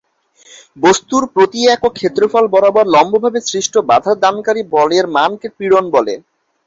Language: Bangla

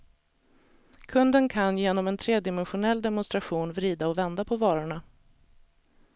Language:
Swedish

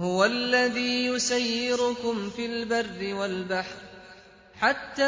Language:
Arabic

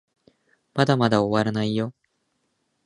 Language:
Japanese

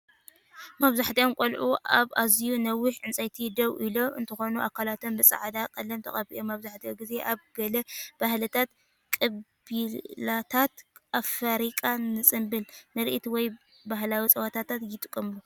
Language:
Tigrinya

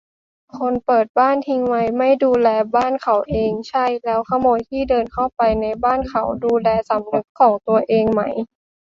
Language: Thai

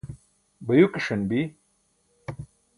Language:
Burushaski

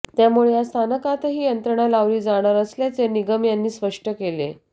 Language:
Marathi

